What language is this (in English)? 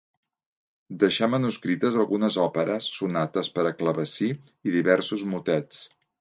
Catalan